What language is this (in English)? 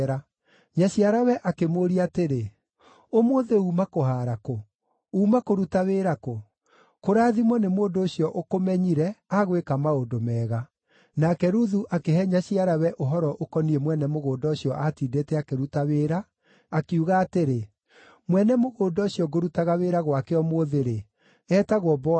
Kikuyu